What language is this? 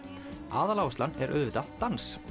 Icelandic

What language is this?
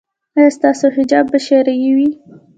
Pashto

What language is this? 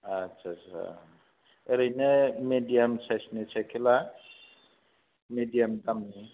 Bodo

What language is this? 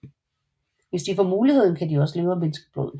Danish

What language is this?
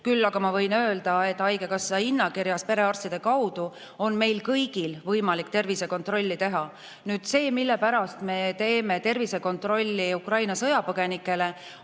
Estonian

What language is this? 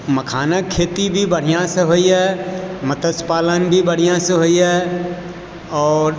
Maithili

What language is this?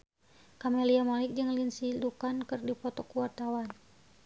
Sundanese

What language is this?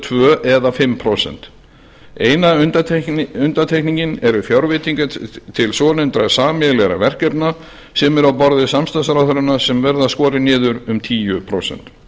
Icelandic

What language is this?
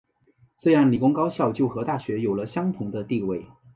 Chinese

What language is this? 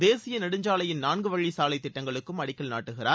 Tamil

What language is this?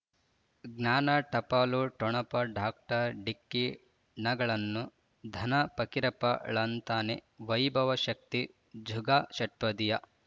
Kannada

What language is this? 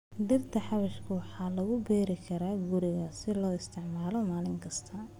Somali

